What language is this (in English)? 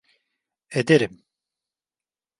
Turkish